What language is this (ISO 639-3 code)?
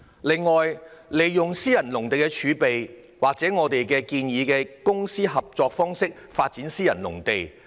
yue